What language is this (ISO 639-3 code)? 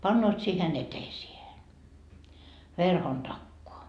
fin